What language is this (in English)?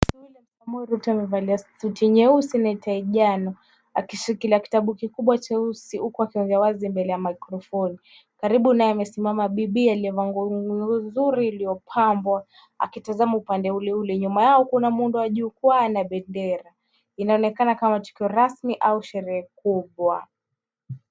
Swahili